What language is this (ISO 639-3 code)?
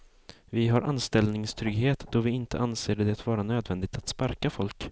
swe